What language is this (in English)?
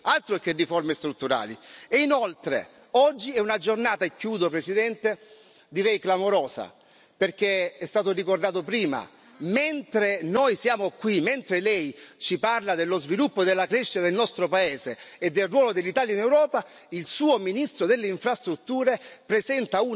Italian